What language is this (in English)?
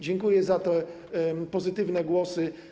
Polish